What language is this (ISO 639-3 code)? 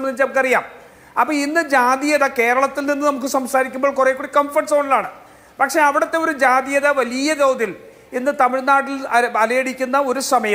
eng